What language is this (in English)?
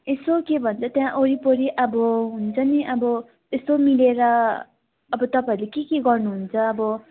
Nepali